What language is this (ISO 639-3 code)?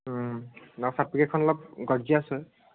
asm